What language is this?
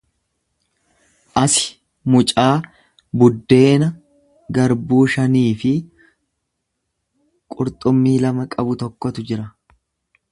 Oromo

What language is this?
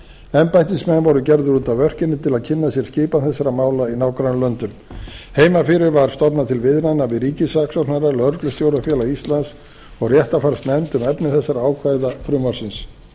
Icelandic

